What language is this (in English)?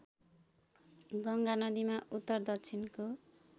Nepali